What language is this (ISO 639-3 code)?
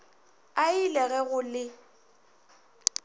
nso